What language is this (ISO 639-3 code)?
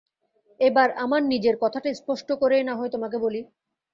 ben